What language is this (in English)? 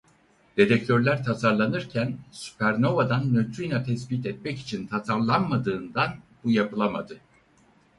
Turkish